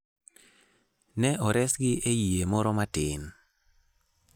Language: Luo (Kenya and Tanzania)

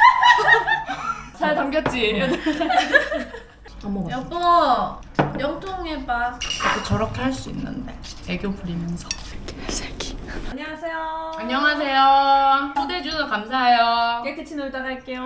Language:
Korean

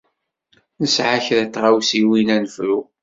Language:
Kabyle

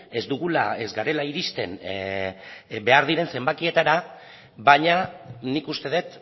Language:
Basque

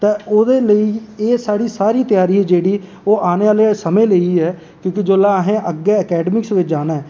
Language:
Dogri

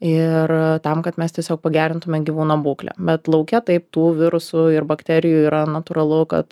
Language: Lithuanian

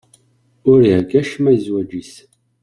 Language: Kabyle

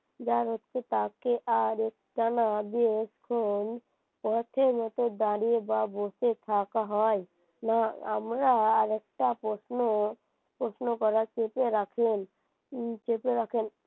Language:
Bangla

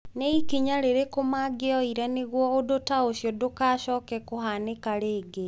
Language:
Kikuyu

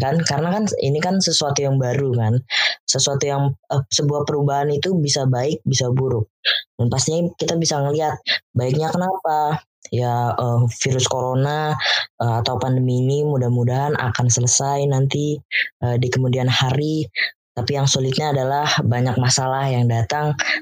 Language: Indonesian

